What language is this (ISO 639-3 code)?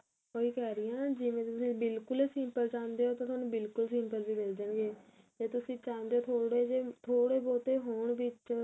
pan